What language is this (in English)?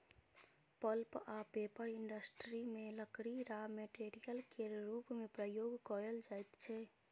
Maithili